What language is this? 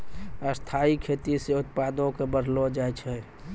Maithili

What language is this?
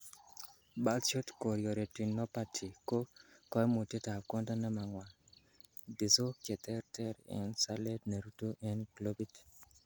Kalenjin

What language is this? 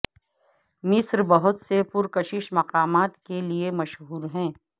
Urdu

